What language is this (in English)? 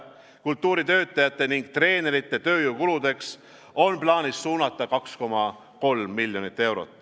Estonian